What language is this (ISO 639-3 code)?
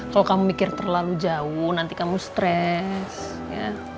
ind